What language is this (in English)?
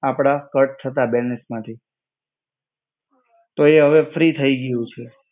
Gujarati